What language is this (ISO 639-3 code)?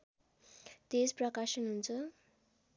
nep